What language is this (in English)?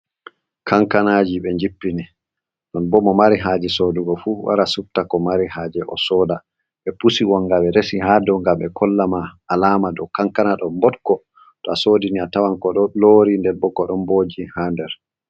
Fula